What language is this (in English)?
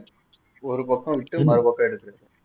Tamil